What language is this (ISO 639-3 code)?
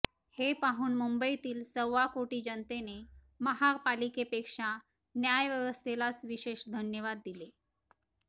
mar